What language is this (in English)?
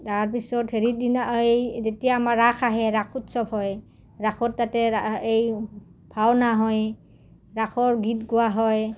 Assamese